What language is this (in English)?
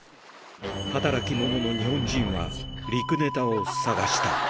Japanese